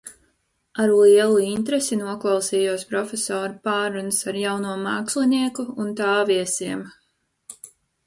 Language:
Latvian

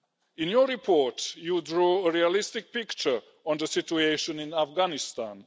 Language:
English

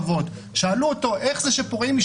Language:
Hebrew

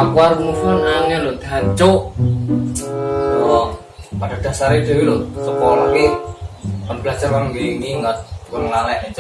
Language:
Indonesian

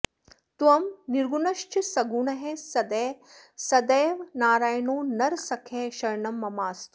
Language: Sanskrit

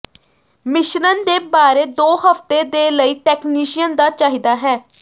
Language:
Punjabi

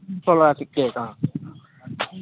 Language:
Nepali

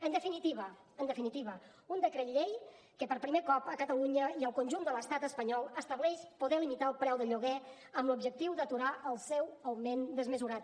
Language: Catalan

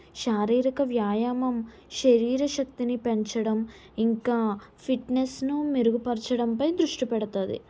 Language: Telugu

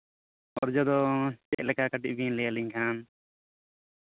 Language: Santali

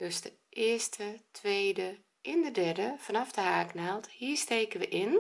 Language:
Dutch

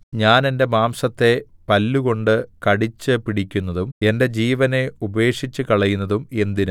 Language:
Malayalam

